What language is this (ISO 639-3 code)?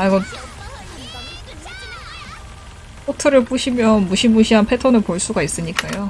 kor